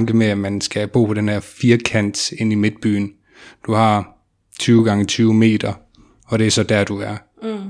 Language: Danish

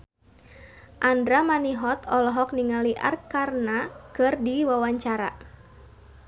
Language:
Sundanese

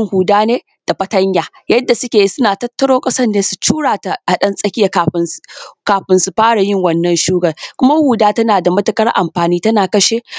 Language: Hausa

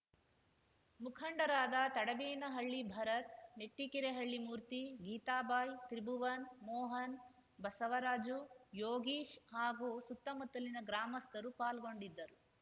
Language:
Kannada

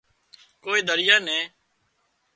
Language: Wadiyara Koli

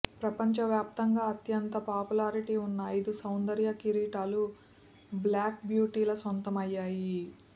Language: Telugu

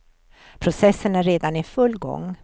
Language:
Swedish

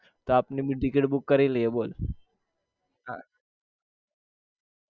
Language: Gujarati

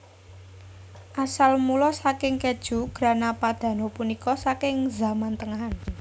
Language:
Javanese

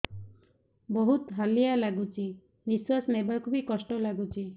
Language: Odia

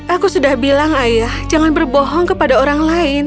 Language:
Indonesian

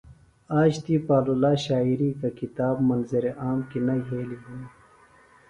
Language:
Phalura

